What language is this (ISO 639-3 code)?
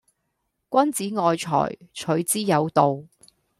yue